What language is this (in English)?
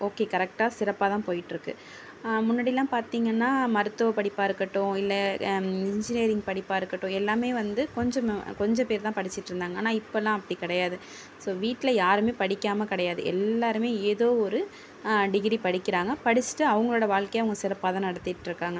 Tamil